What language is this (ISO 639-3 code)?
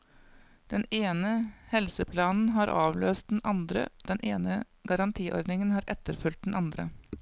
nor